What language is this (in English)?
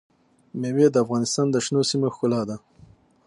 Pashto